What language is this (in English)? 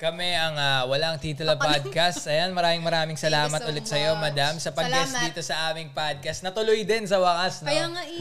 Filipino